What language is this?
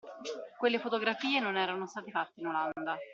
Italian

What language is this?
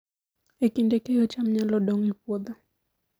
Luo (Kenya and Tanzania)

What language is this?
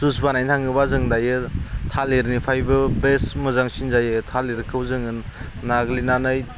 Bodo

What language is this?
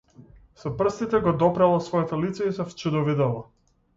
Macedonian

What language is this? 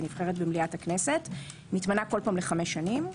Hebrew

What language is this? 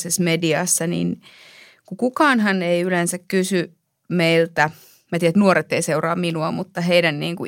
Finnish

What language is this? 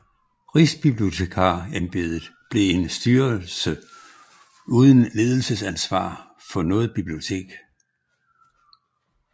Danish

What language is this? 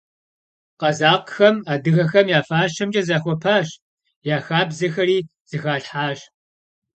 Kabardian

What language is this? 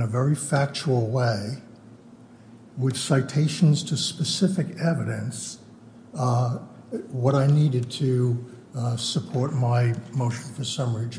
English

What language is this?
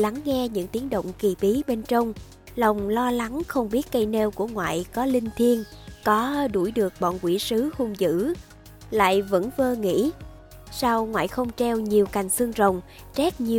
Vietnamese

